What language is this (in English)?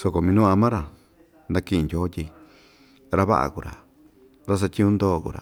Ixtayutla Mixtec